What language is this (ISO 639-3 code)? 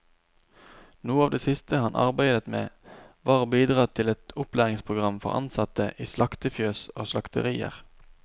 nor